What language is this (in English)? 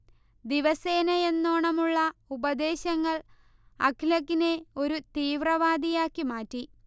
Malayalam